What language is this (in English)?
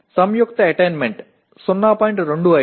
Telugu